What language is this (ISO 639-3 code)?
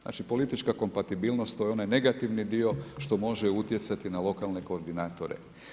hrv